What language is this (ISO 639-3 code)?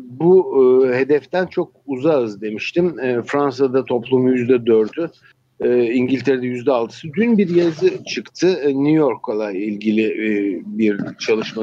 tur